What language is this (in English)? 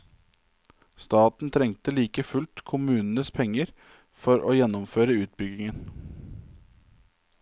Norwegian